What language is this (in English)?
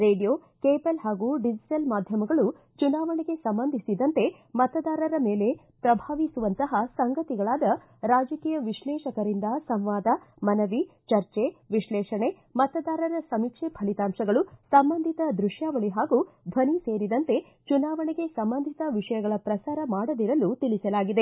Kannada